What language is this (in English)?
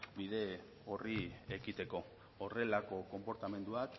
Basque